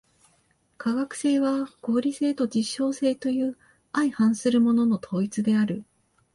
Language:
Japanese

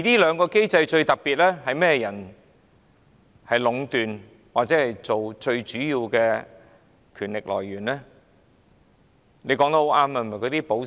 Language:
Cantonese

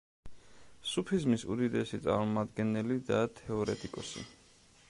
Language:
Georgian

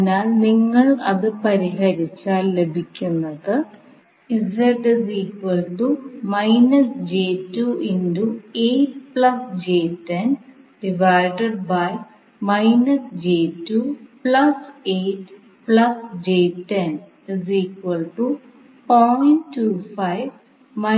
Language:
Malayalam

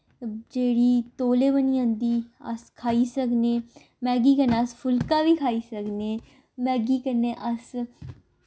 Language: Dogri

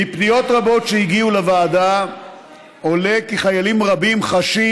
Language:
Hebrew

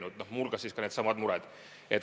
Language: Estonian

